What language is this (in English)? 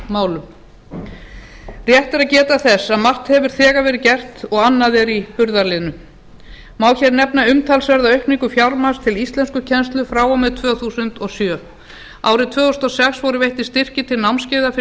Icelandic